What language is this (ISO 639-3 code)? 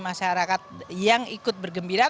ind